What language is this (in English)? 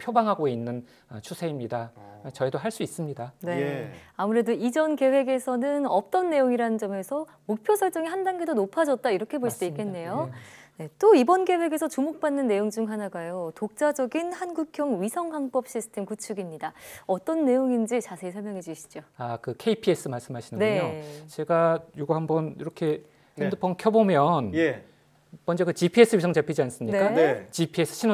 Korean